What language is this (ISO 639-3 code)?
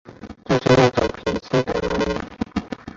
zho